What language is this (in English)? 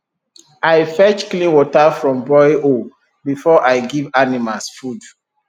Nigerian Pidgin